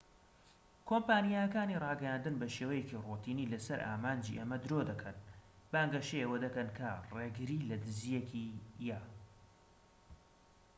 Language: Central Kurdish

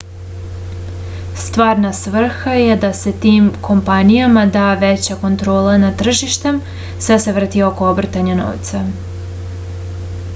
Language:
Serbian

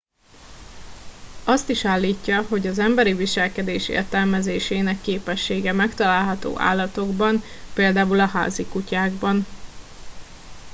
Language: Hungarian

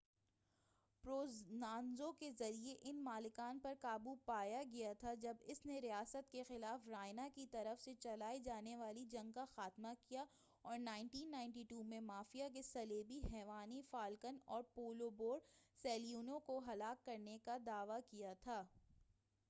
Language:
Urdu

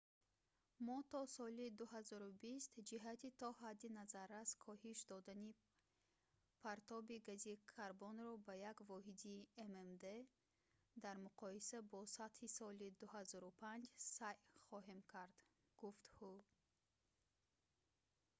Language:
Tajik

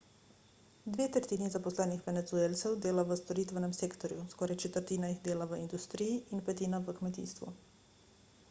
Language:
Slovenian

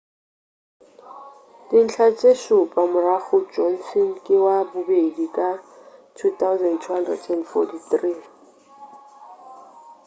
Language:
Northern Sotho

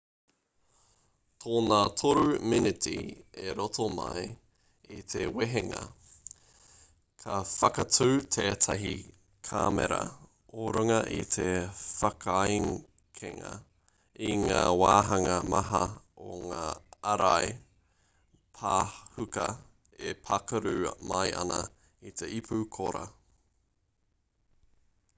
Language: Māori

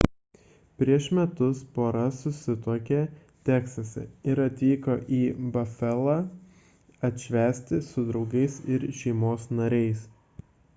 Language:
Lithuanian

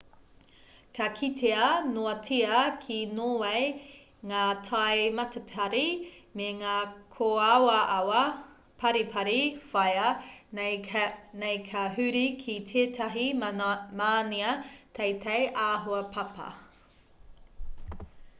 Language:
Māori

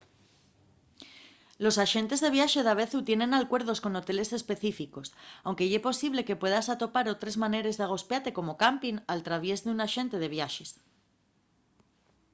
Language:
Asturian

